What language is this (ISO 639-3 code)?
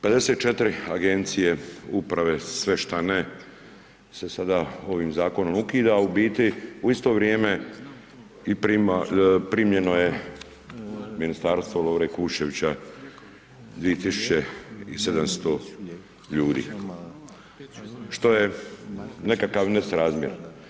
hrv